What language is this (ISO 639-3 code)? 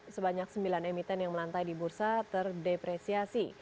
ind